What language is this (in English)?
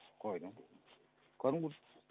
Kazakh